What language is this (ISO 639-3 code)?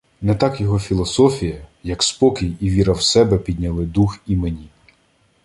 ukr